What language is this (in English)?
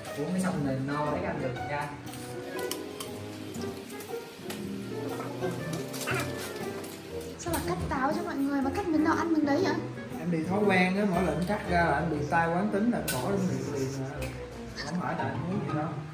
Vietnamese